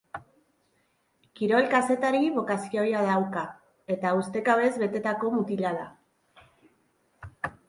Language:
Basque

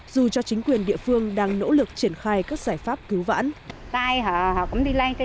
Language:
Vietnamese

